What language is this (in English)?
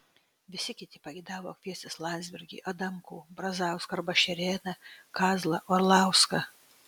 Lithuanian